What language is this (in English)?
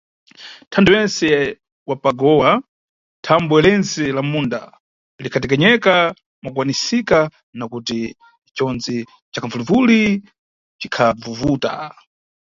Nyungwe